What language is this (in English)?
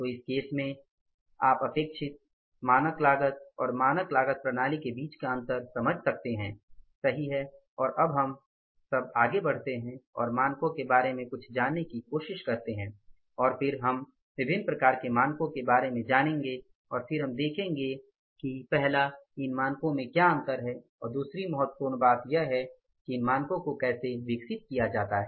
Hindi